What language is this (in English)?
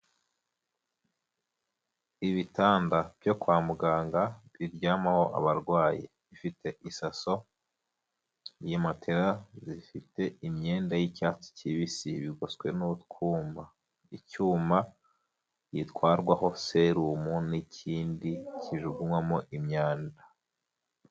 Kinyarwanda